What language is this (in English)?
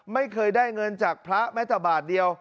Thai